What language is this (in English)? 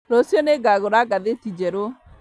Kikuyu